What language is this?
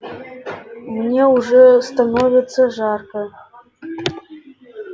Russian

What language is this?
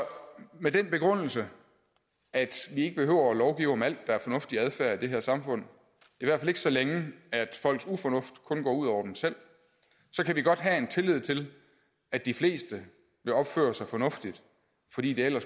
Danish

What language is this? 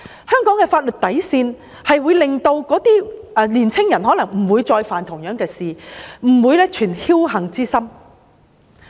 Cantonese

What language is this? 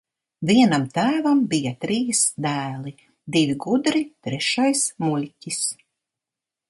Latvian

